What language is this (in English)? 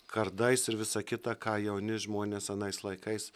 Lithuanian